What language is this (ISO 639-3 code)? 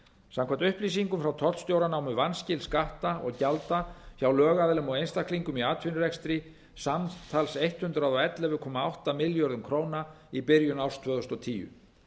isl